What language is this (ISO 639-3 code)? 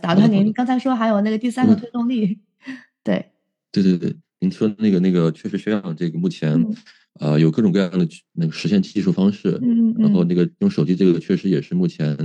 zho